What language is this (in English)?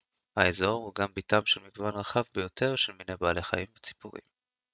Hebrew